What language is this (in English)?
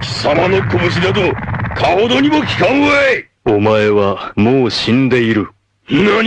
Japanese